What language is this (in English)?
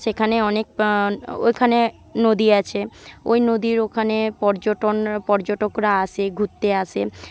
Bangla